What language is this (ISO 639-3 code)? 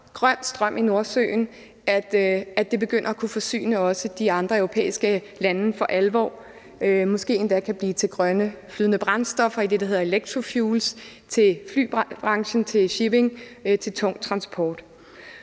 dan